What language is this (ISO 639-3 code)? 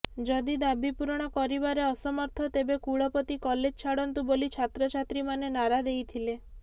ori